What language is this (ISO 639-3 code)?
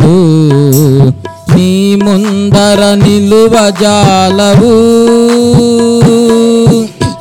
tel